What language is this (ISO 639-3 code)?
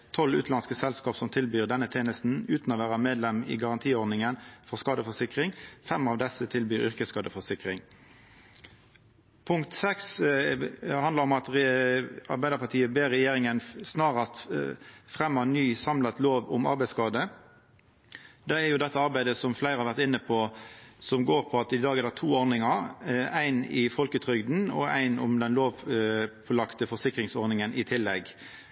nno